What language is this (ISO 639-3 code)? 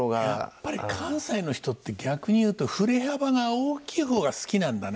jpn